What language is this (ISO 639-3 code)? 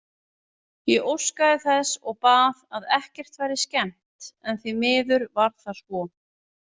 isl